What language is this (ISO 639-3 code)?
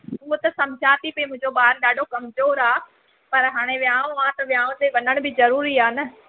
snd